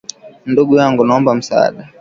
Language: Swahili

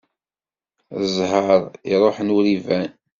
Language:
Kabyle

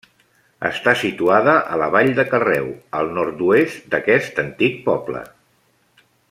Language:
Catalan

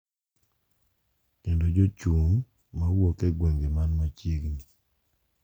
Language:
Luo (Kenya and Tanzania)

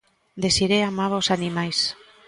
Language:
Galician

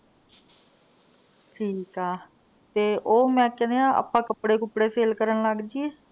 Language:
Punjabi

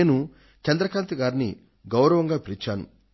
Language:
Telugu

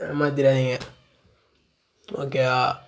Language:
Tamil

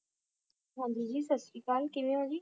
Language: Punjabi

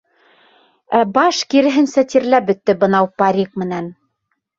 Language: Bashkir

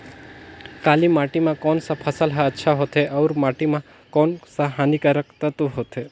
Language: Chhattisgarhi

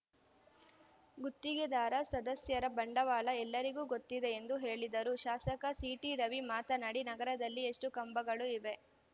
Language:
Kannada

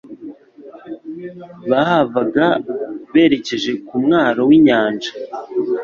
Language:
Kinyarwanda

